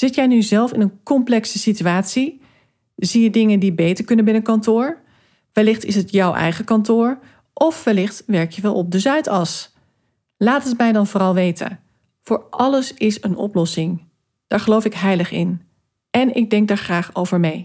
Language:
Dutch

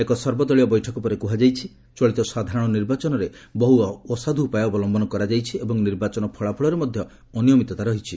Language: Odia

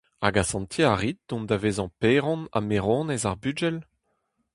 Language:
Breton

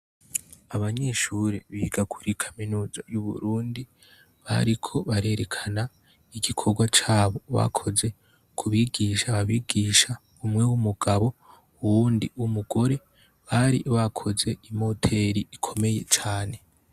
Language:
Rundi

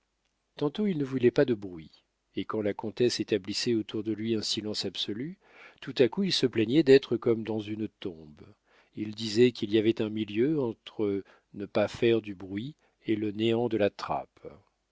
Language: French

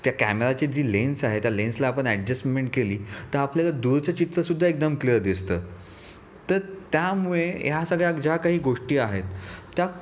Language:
Marathi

